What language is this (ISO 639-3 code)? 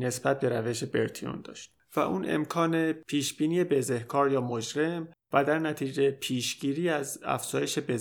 fas